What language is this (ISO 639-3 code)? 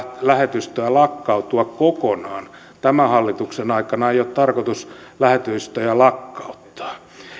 fin